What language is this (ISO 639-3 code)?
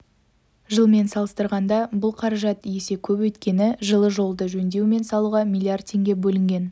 kaz